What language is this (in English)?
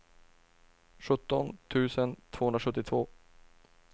Swedish